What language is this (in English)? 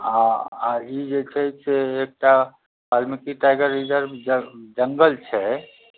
Maithili